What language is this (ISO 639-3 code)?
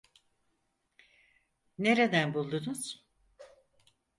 tur